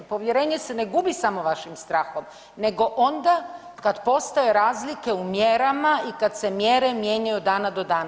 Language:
Croatian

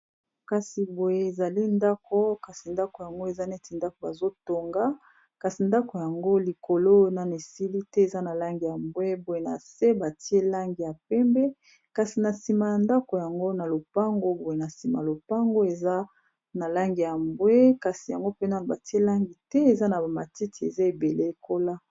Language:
Lingala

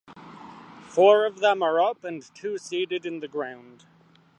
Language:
English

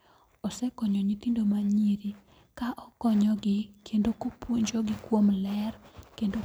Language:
Luo (Kenya and Tanzania)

